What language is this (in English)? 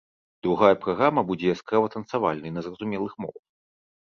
Belarusian